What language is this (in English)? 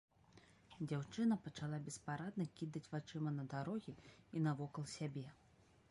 Belarusian